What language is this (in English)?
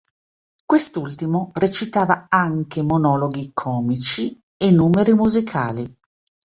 Italian